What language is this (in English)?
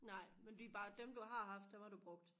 Danish